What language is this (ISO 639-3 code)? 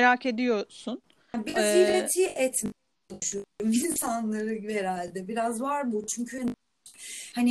tur